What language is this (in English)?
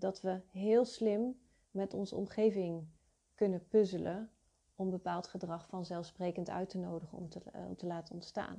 Dutch